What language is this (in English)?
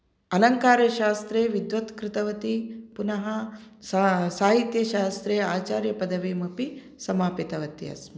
Sanskrit